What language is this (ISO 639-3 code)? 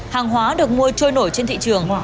vie